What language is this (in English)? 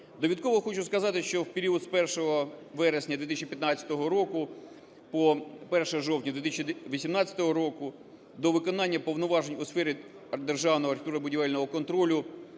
Ukrainian